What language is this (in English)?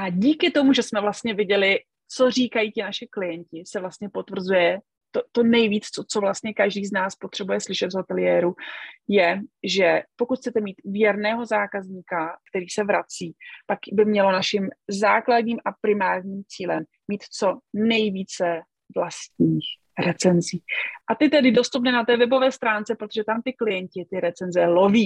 Czech